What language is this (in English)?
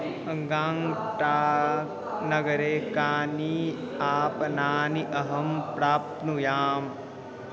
Sanskrit